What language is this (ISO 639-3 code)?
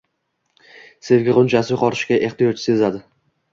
uzb